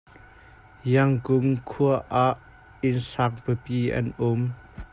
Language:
Hakha Chin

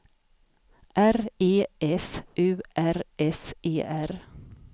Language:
Swedish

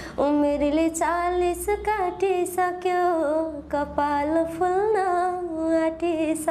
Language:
Hindi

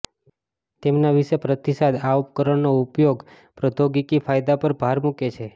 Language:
Gujarati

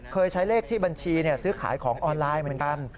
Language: Thai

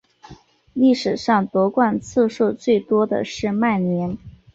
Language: Chinese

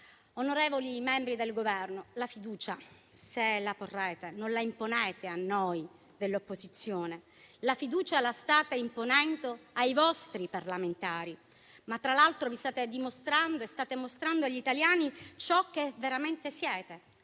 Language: Italian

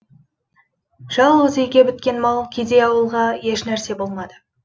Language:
Kazakh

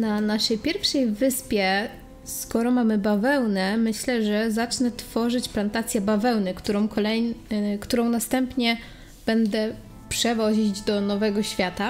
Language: Polish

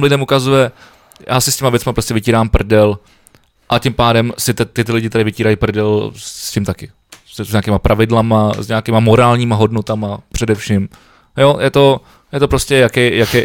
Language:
Czech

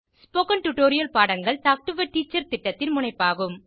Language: Tamil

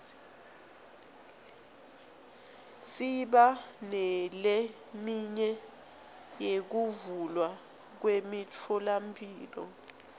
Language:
Swati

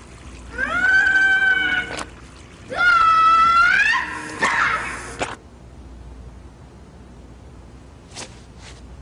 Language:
Japanese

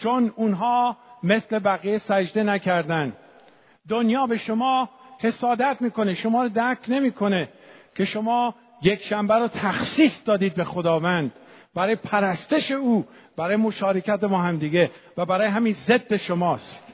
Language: Persian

